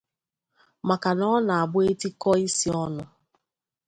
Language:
Igbo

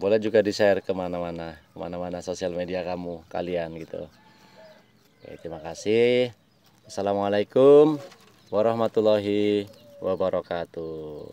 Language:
Indonesian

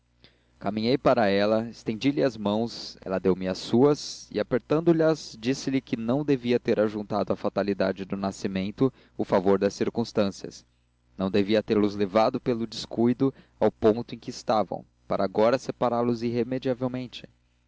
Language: Portuguese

